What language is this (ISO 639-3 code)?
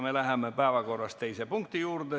est